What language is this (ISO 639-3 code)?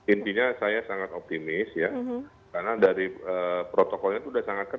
ind